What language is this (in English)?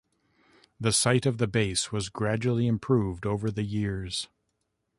English